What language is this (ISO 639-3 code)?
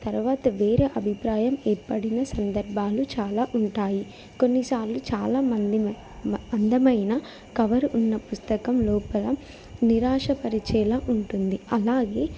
tel